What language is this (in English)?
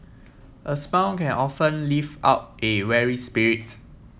English